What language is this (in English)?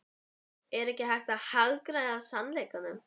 Icelandic